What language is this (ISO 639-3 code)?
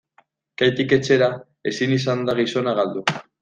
eus